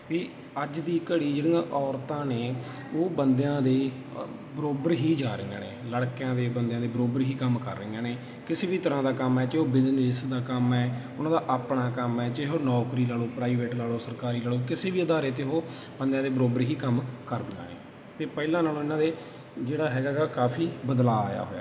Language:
Punjabi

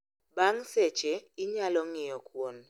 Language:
Luo (Kenya and Tanzania)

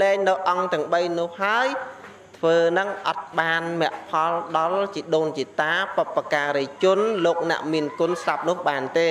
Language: Vietnamese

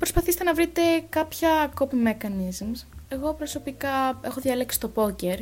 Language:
Greek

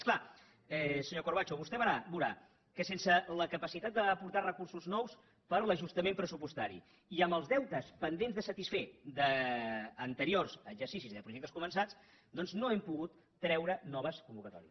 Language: Catalan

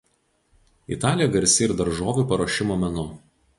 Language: Lithuanian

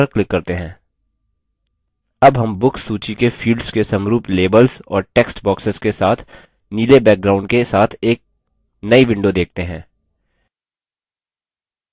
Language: Hindi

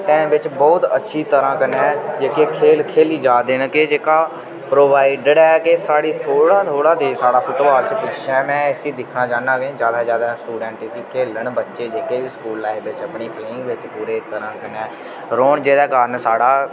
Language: Dogri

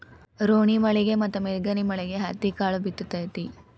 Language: Kannada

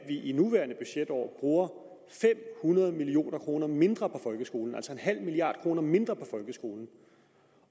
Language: Danish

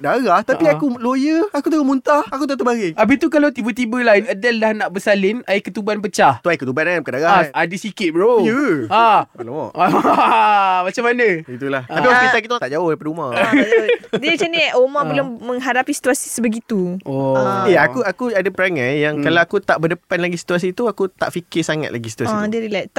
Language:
Malay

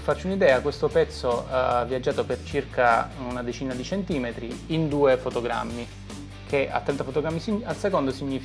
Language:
Italian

